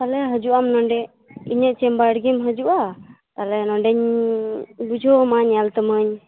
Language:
Santali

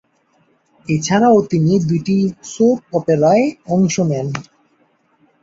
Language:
Bangla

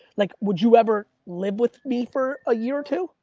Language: English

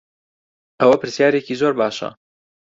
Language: Central Kurdish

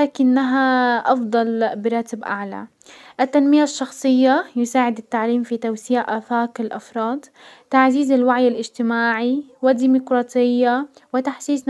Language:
Hijazi Arabic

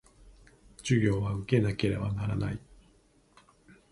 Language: Japanese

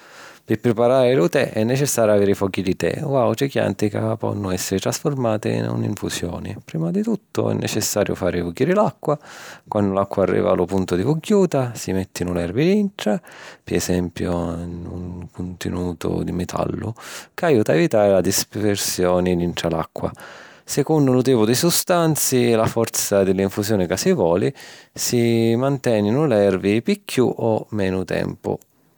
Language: Sicilian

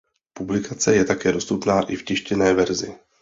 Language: Czech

